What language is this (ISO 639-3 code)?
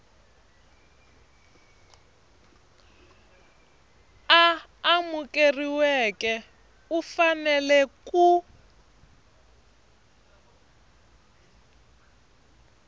tso